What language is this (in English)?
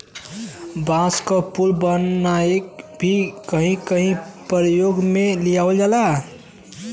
Bhojpuri